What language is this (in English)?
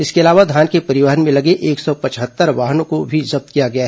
Hindi